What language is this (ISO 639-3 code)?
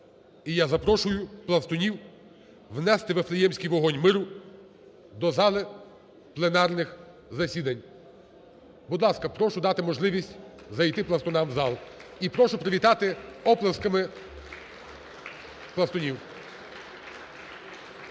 ukr